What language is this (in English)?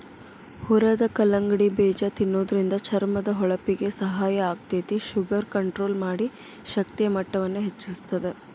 Kannada